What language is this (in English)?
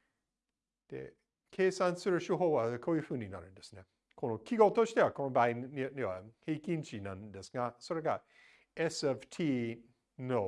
Japanese